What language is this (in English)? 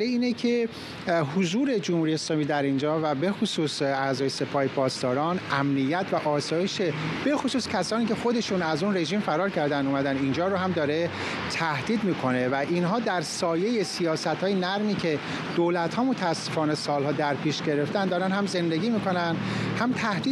Persian